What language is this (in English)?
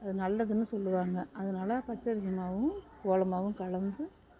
Tamil